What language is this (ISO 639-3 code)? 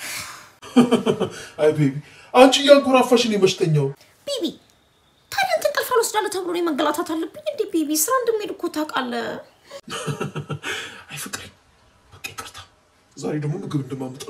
ron